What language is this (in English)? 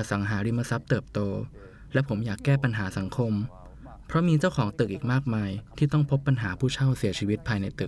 Thai